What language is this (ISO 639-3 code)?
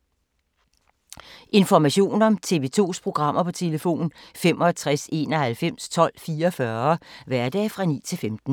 dan